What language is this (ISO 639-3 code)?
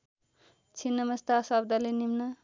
nep